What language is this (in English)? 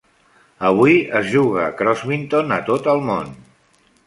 Catalan